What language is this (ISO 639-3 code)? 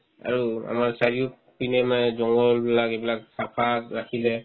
asm